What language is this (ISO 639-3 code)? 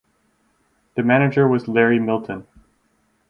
eng